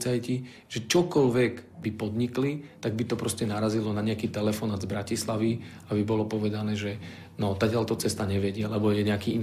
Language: Slovak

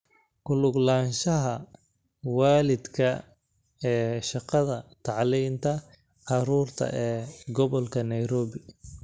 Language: Somali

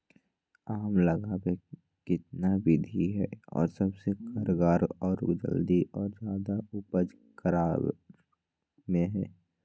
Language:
Magahi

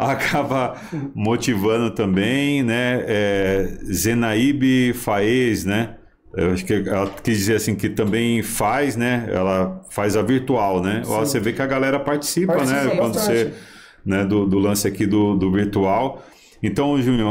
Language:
Portuguese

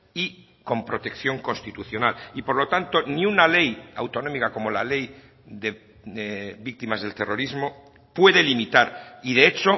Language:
Spanish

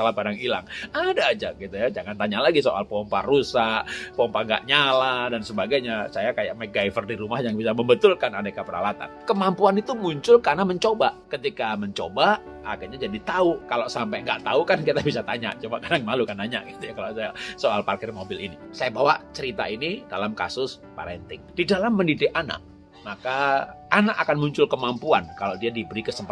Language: Indonesian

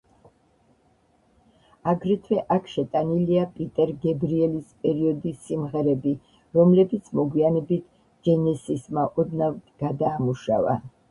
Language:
Georgian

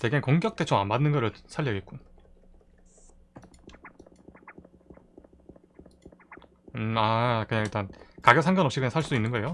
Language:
Korean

